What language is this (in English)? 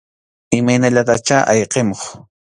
Arequipa-La Unión Quechua